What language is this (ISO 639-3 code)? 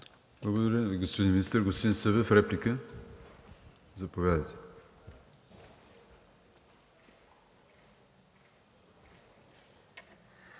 bul